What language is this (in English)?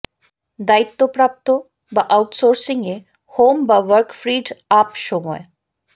Bangla